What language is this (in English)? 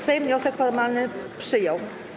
Polish